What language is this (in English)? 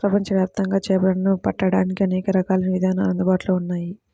Telugu